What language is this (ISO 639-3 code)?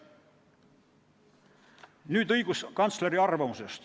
est